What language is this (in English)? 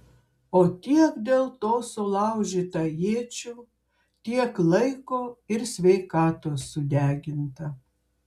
Lithuanian